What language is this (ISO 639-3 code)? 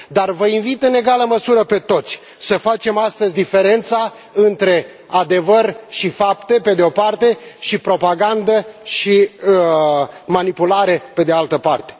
ron